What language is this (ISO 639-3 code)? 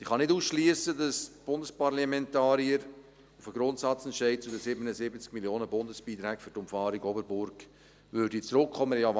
gsw